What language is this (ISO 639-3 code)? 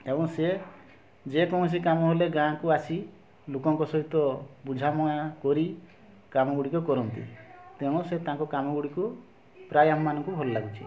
ori